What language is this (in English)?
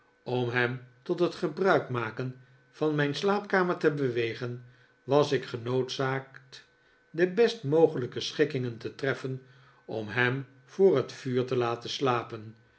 Dutch